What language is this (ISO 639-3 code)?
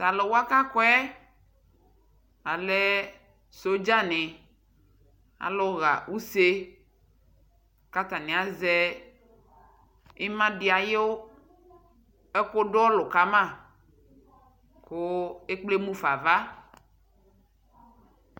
kpo